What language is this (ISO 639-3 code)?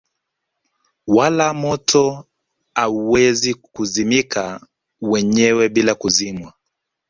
swa